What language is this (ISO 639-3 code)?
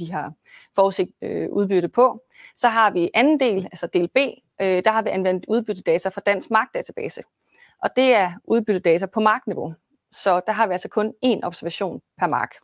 dan